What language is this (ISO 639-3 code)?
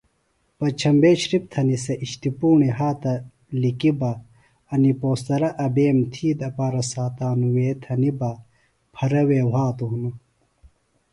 phl